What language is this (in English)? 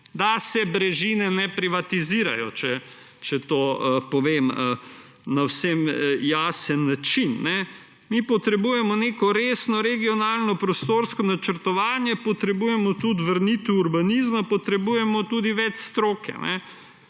Slovenian